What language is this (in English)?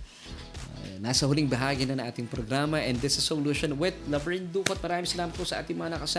Filipino